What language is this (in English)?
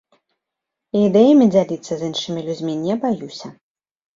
Belarusian